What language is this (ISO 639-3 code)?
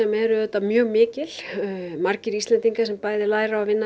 isl